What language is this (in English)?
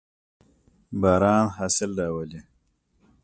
Pashto